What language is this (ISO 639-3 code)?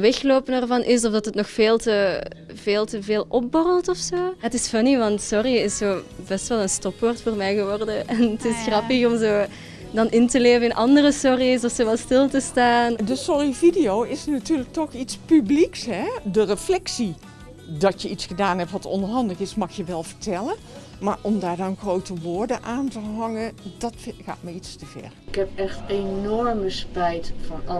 nld